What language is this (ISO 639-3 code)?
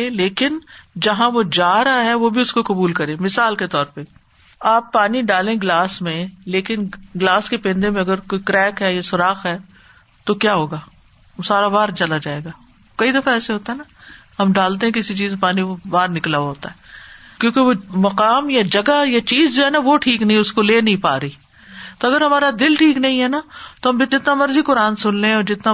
urd